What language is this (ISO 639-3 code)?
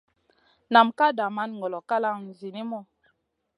mcn